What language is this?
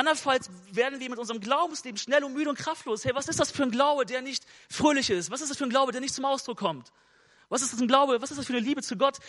German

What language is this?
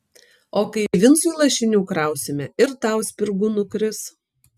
Lithuanian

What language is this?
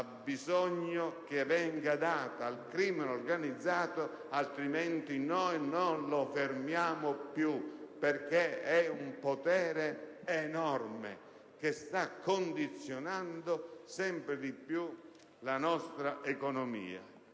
Italian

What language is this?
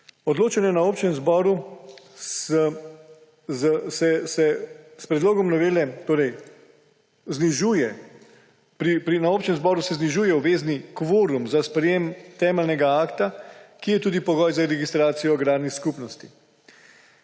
Slovenian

